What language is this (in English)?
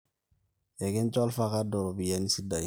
Masai